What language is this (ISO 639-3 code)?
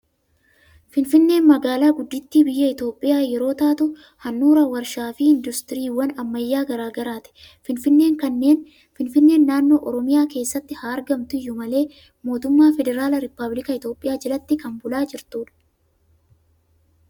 orm